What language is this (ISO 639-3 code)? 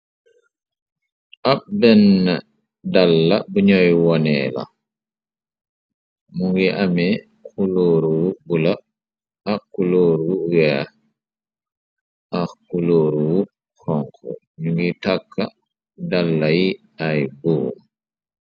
wol